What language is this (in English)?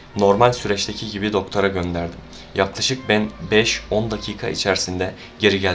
Turkish